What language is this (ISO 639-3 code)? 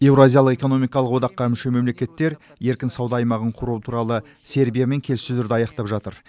kaz